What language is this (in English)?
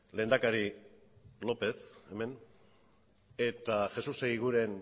Basque